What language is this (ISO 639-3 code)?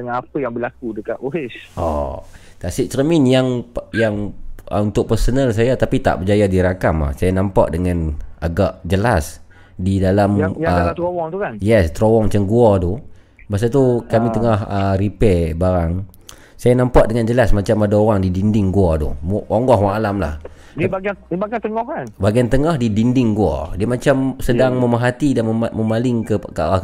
msa